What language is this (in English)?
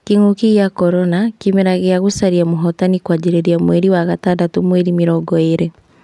Kikuyu